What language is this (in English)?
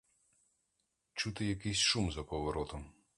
Ukrainian